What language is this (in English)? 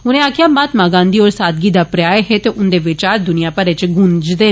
Dogri